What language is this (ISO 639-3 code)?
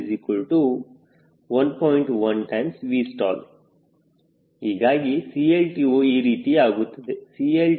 kan